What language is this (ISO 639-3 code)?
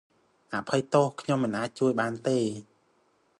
khm